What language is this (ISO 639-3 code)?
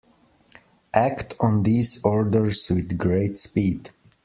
eng